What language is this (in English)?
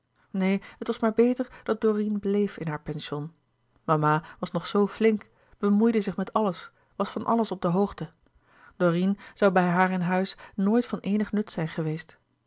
Dutch